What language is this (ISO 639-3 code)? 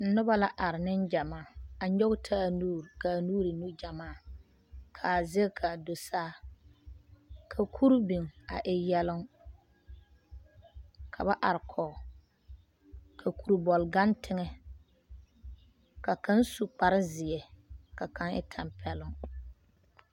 dga